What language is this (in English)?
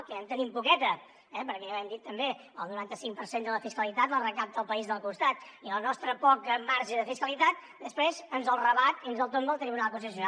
Catalan